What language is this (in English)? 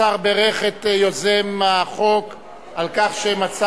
Hebrew